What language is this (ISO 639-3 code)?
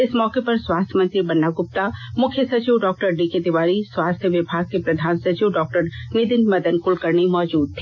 hin